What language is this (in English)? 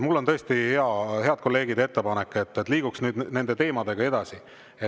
Estonian